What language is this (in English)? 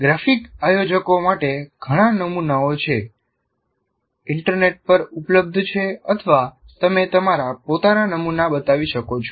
Gujarati